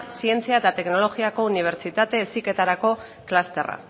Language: Basque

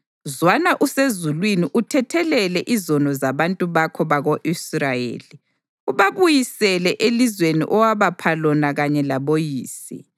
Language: North Ndebele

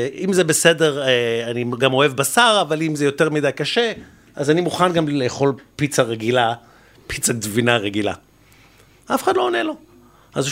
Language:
Hebrew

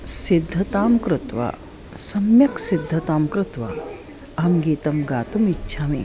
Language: Sanskrit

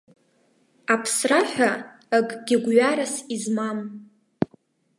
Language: Abkhazian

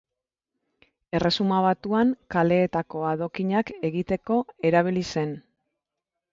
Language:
Basque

